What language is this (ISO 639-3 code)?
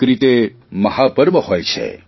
guj